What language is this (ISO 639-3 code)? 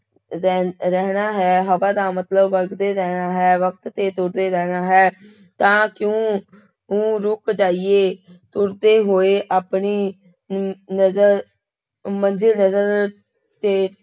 pan